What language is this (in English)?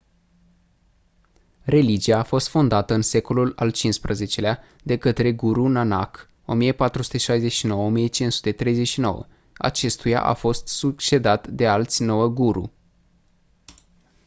Romanian